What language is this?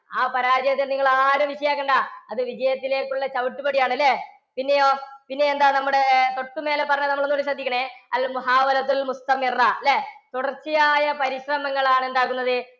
Malayalam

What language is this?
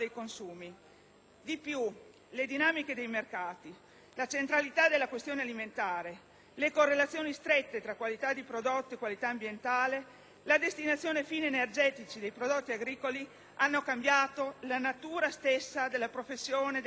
Italian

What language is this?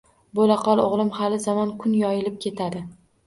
Uzbek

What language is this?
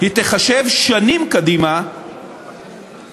Hebrew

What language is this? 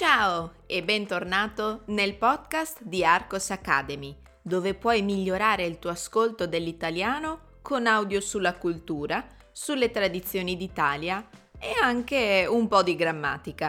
Italian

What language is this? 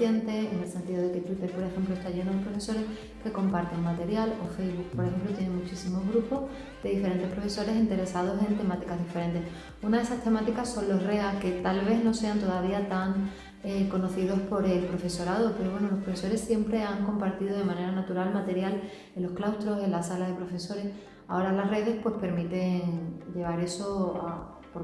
Spanish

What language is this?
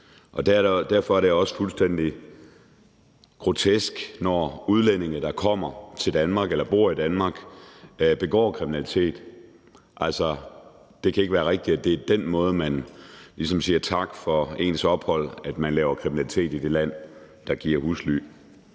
Danish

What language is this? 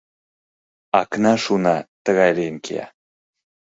Mari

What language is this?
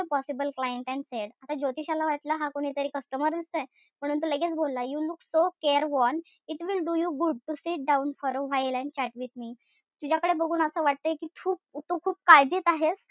Marathi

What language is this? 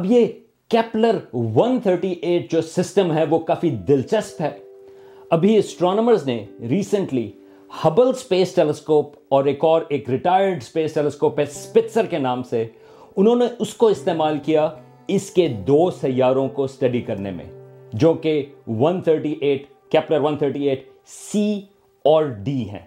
Urdu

